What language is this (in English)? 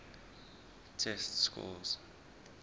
English